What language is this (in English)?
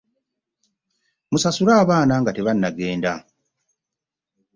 Ganda